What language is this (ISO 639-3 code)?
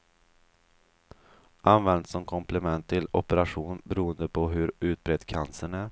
swe